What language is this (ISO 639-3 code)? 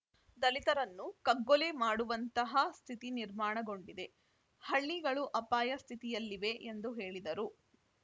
kan